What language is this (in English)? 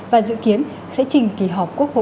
Vietnamese